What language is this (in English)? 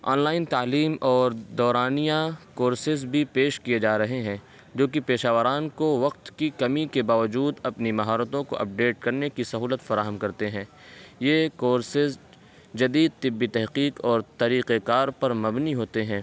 Urdu